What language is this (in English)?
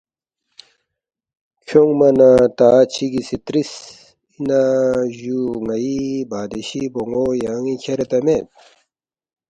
Balti